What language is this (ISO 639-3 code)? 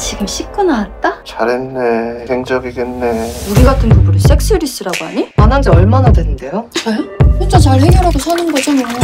kor